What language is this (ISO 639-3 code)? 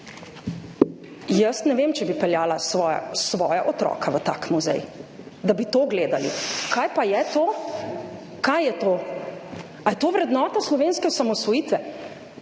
slv